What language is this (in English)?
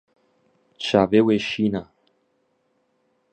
Kurdish